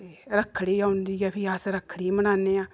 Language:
Dogri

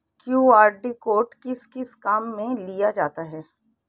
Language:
Hindi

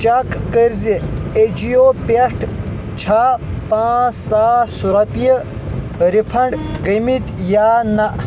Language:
Kashmiri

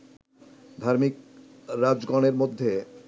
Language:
Bangla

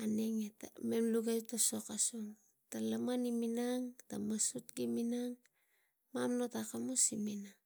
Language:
Tigak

